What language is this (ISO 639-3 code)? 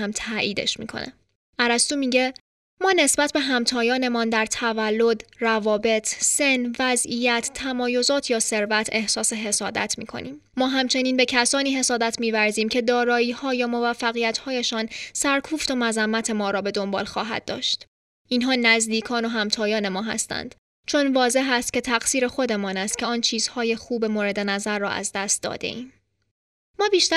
fas